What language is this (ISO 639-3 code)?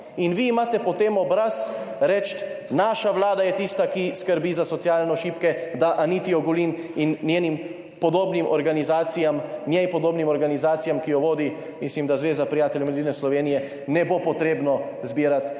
slv